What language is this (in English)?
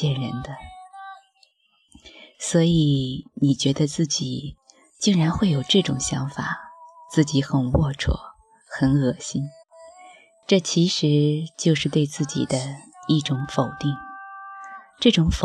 Chinese